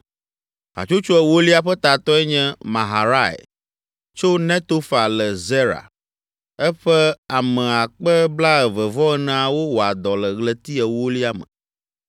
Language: Ewe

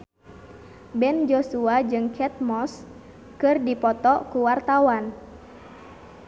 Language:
Sundanese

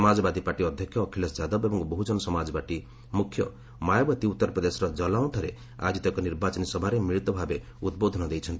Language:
Odia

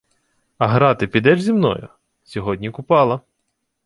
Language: Ukrainian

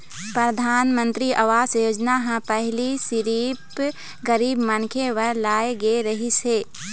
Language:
Chhattisgarhi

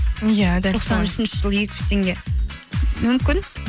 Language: Kazakh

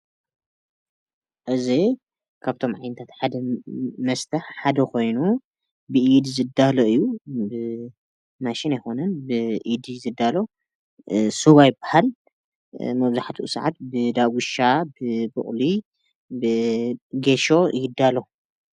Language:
Tigrinya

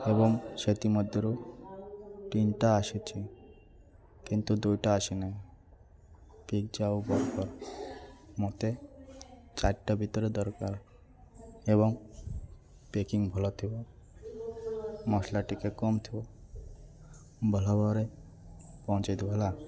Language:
Odia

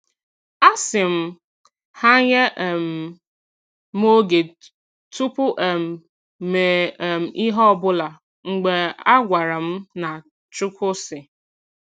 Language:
Igbo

